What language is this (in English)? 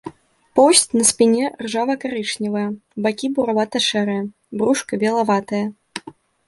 Belarusian